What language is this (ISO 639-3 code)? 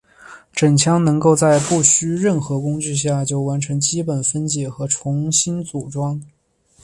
zho